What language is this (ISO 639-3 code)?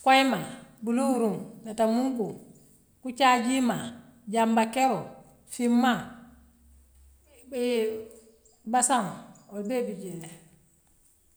mlq